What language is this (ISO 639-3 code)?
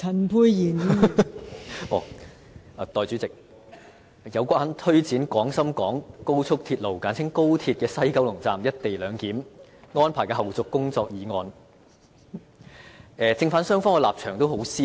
yue